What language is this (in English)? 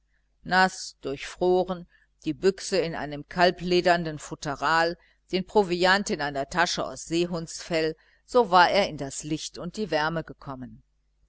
German